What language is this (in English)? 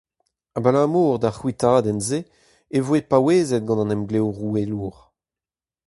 Breton